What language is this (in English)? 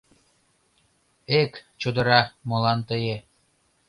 Mari